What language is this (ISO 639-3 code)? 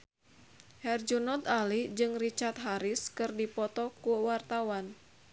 sun